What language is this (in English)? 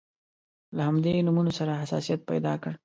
Pashto